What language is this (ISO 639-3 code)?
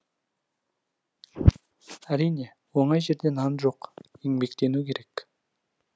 kaz